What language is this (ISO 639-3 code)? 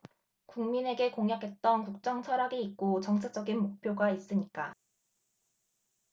kor